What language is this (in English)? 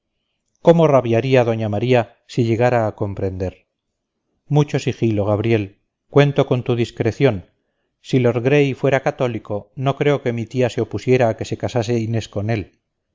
Spanish